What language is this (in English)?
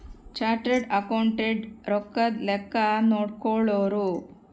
Kannada